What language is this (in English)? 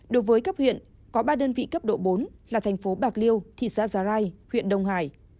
Vietnamese